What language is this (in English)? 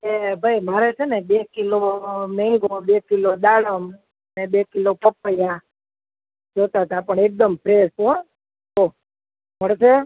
Gujarati